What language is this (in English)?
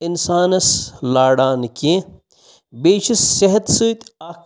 Kashmiri